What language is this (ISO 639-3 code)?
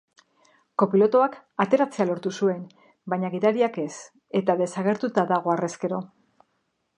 eus